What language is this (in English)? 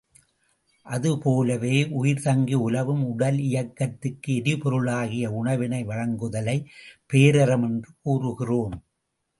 Tamil